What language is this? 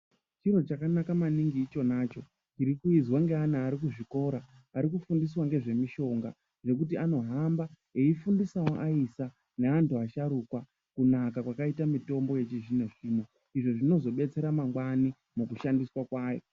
Ndau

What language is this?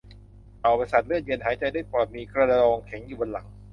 Thai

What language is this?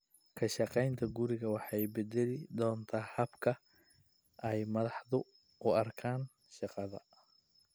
Somali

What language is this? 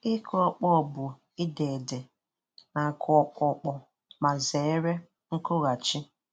Igbo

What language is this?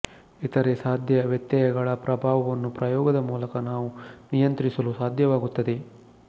Kannada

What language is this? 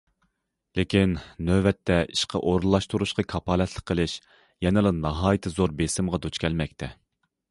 Uyghur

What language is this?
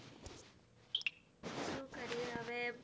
Gujarati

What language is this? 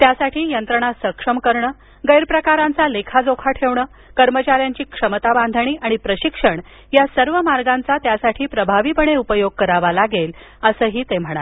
Marathi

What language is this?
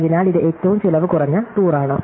Malayalam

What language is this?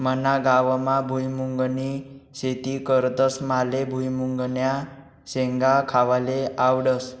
Marathi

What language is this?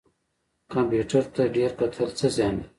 Pashto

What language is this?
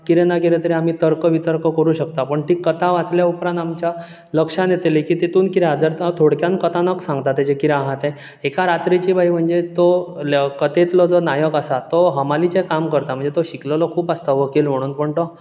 Konkani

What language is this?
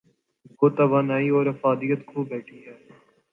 Urdu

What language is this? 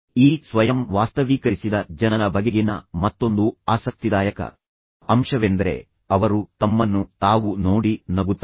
Kannada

